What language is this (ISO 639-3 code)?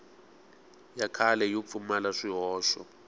tso